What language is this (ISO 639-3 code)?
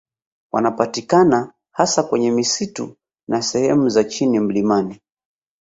swa